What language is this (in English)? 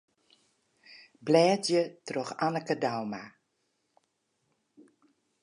Western Frisian